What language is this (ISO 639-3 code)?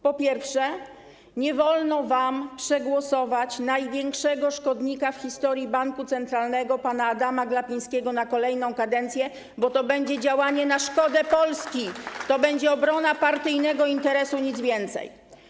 pol